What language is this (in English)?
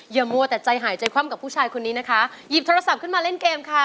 Thai